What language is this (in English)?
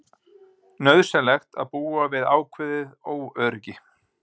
Icelandic